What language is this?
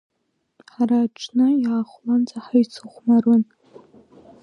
Abkhazian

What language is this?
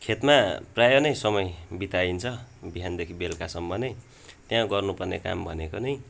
Nepali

